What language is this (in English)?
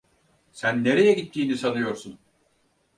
Turkish